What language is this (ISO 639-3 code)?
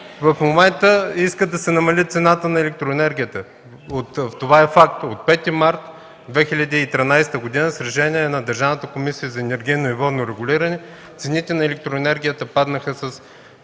bul